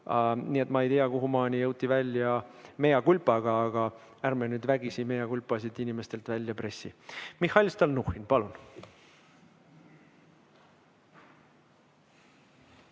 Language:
Estonian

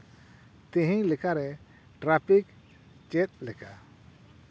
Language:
Santali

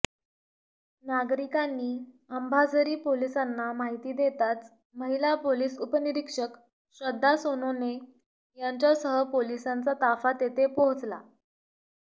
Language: Marathi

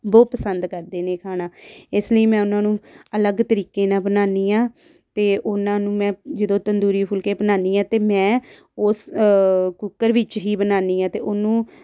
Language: Punjabi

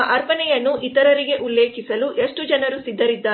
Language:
Kannada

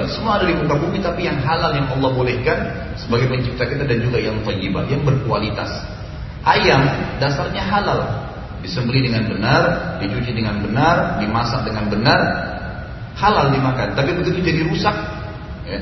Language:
Indonesian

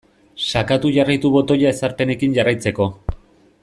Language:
Basque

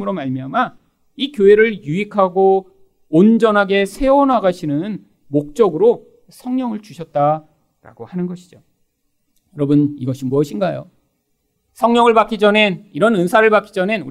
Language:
Korean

